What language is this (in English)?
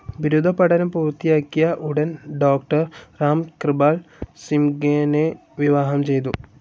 Malayalam